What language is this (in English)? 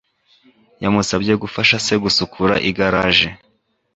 Kinyarwanda